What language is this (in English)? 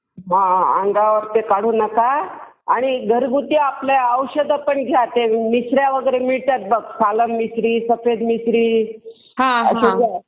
Marathi